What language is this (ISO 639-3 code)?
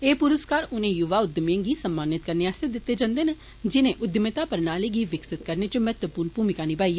doi